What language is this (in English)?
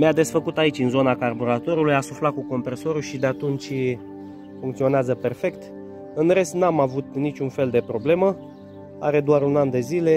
Romanian